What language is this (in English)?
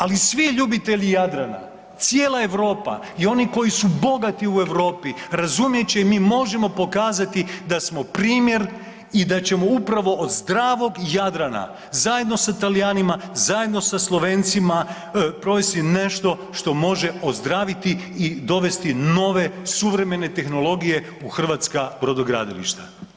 Croatian